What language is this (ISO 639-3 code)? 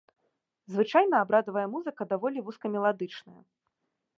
bel